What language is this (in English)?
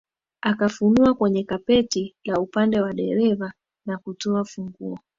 Swahili